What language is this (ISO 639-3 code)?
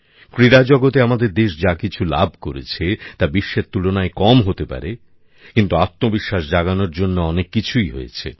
ben